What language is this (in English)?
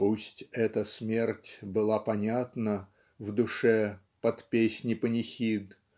Russian